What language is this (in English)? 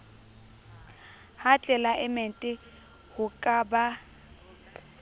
Southern Sotho